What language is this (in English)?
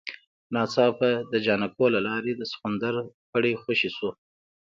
Pashto